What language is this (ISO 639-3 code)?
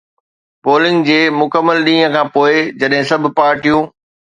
snd